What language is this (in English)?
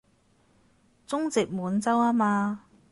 Cantonese